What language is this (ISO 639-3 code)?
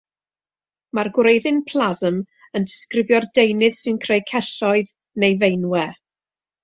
cym